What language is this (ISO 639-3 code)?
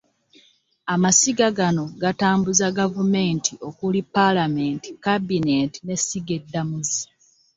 lug